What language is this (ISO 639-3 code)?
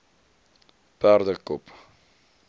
afr